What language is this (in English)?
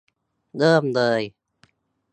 Thai